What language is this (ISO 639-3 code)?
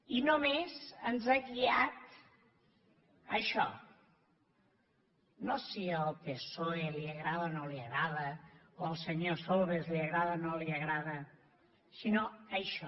cat